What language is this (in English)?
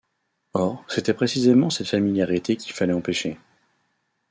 French